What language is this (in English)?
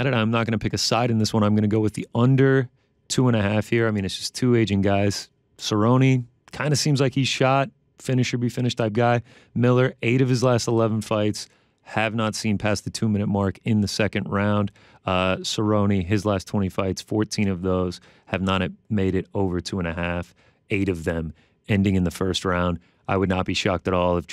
English